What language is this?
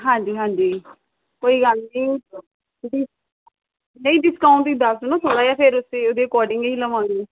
Punjabi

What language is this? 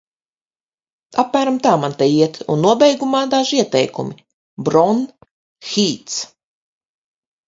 Latvian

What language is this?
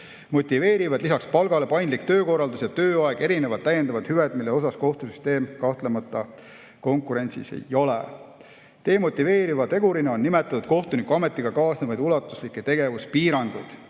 Estonian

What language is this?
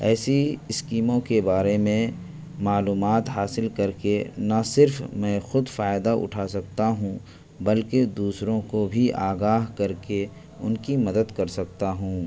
Urdu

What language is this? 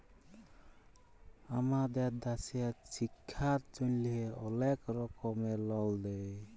Bangla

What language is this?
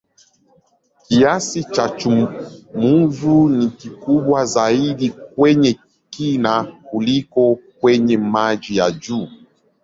Swahili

